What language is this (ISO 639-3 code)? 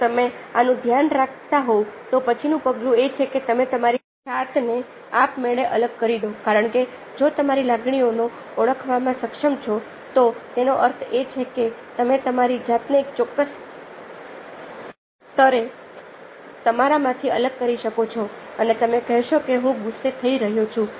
guj